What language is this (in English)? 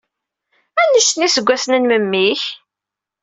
Kabyle